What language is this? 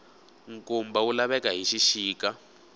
Tsonga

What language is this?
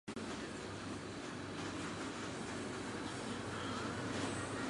Chinese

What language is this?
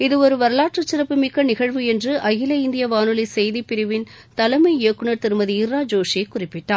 Tamil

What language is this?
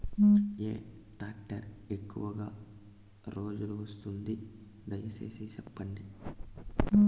Telugu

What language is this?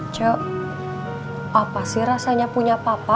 Indonesian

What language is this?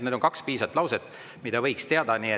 Estonian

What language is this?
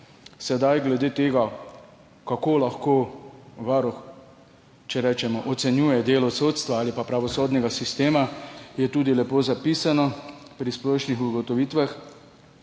Slovenian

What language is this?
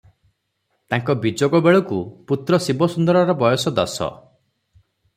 Odia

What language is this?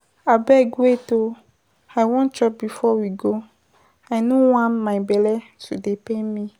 Nigerian Pidgin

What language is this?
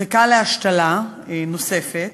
Hebrew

